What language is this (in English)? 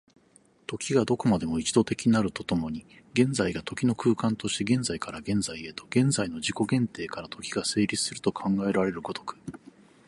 Japanese